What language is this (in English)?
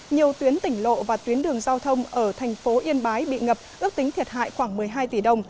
Vietnamese